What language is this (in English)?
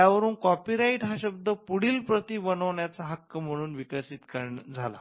Marathi